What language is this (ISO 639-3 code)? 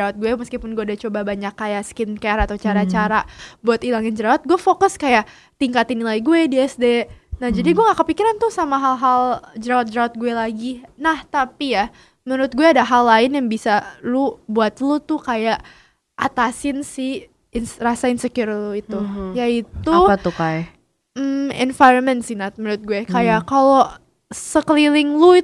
ind